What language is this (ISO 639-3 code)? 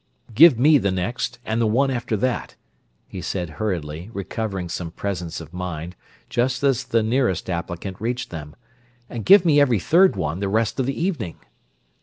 eng